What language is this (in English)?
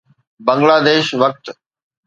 Sindhi